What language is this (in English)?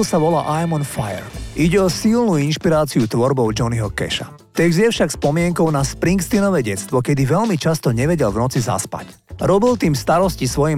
Slovak